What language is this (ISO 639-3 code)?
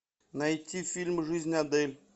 rus